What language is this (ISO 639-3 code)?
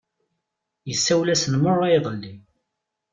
kab